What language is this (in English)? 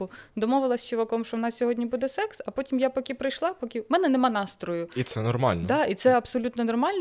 Ukrainian